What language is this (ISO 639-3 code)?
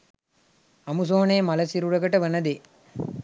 sin